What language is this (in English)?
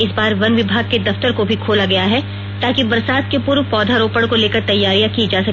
Hindi